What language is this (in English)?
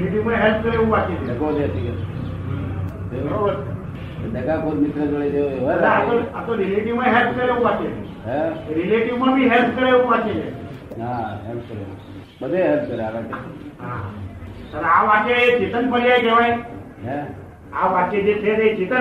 Gujarati